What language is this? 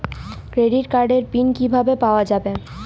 Bangla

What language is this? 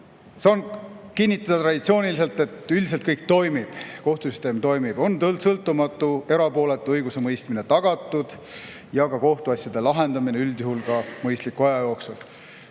Estonian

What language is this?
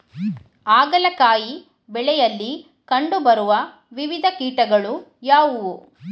Kannada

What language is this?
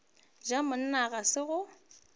Northern Sotho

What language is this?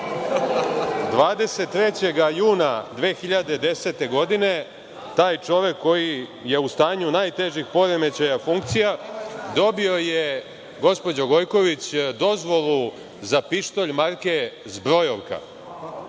Serbian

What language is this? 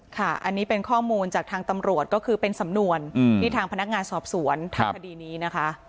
Thai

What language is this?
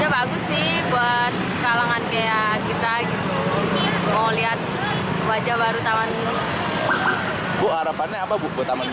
Indonesian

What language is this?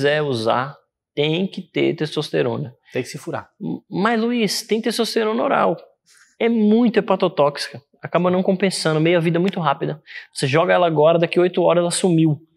Portuguese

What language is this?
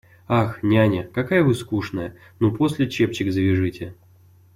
Russian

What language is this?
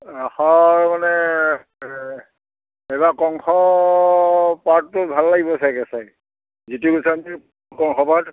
Assamese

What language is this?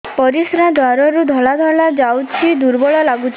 Odia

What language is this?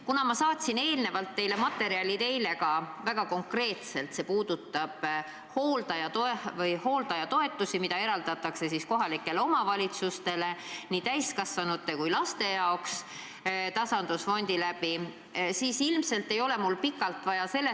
Estonian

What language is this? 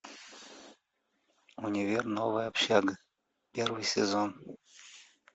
Russian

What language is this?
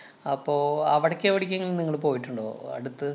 Malayalam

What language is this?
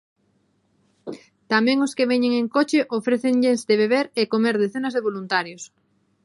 Galician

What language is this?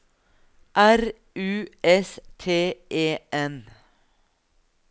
Norwegian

